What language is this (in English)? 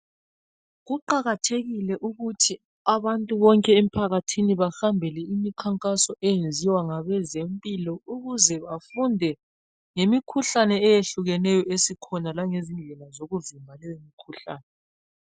North Ndebele